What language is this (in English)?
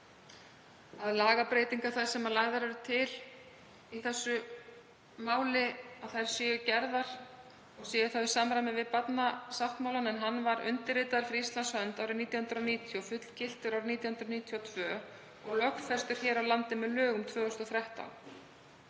Icelandic